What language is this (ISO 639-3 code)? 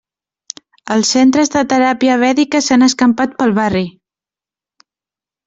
cat